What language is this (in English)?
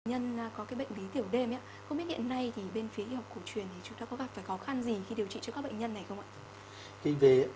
Vietnamese